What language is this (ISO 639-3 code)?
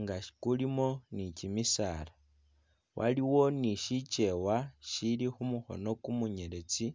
myx